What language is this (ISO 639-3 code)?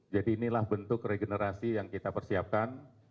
ind